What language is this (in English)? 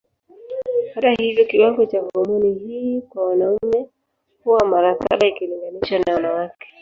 Swahili